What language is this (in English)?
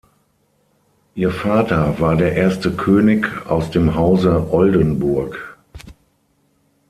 German